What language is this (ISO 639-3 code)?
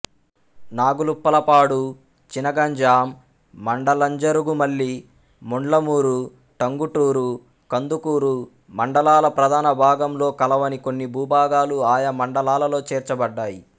tel